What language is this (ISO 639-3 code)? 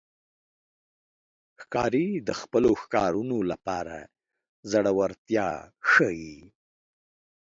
pus